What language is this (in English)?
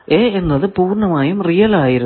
Malayalam